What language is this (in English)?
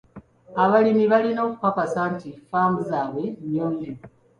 Ganda